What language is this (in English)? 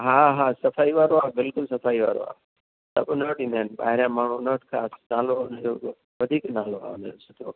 Sindhi